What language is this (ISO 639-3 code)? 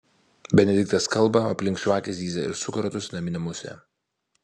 lit